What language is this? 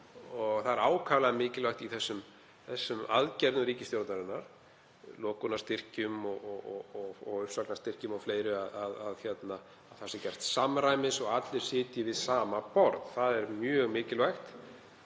Icelandic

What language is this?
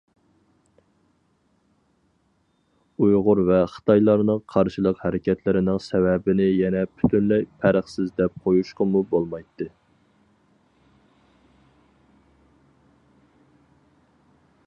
Uyghur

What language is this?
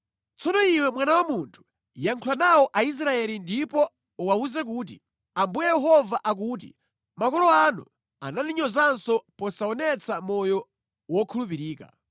Nyanja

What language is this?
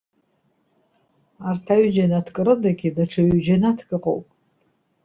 Abkhazian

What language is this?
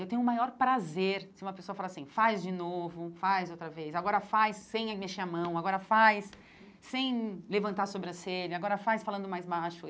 Portuguese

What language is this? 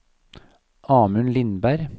Norwegian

